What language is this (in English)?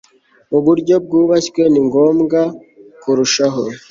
Kinyarwanda